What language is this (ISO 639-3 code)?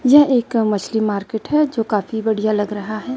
hin